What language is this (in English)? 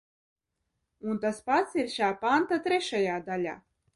Latvian